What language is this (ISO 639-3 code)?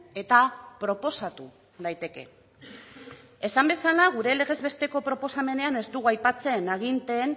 eus